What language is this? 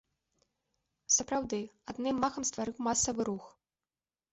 Belarusian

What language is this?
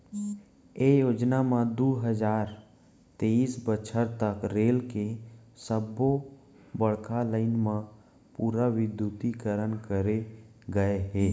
Chhattisgarhi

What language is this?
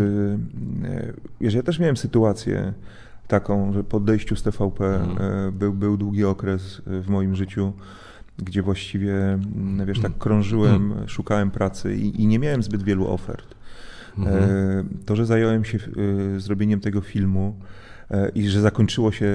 Polish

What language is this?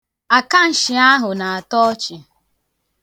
Igbo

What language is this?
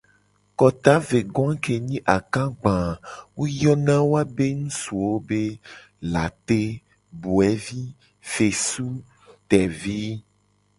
Gen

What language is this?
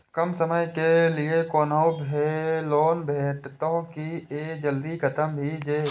Maithili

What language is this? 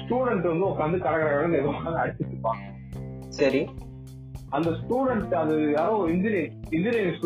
Tamil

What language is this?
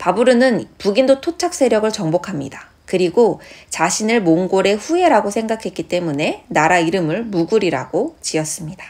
Korean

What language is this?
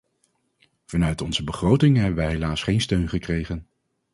Dutch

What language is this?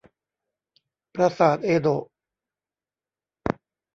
Thai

